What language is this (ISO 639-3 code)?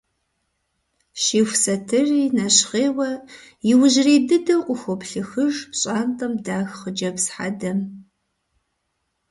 kbd